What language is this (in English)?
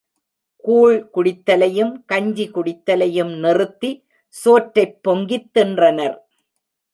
Tamil